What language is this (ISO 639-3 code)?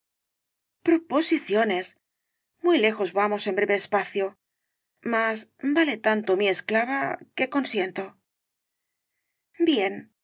spa